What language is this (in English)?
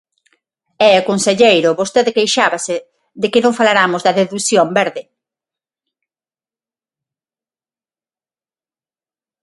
Galician